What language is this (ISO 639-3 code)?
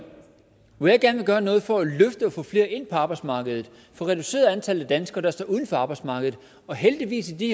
dan